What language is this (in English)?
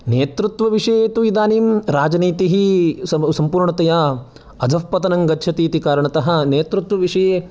Sanskrit